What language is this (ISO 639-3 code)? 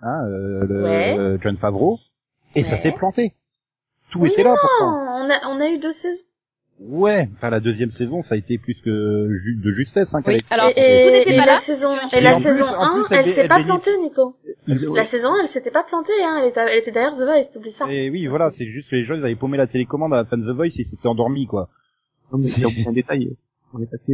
fra